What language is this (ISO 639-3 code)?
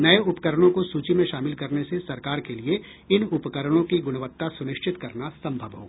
hin